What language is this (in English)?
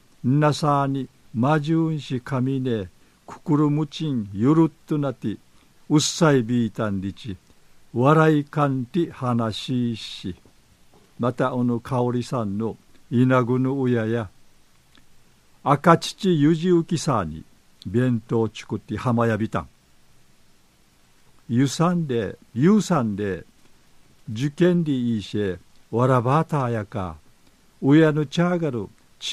Japanese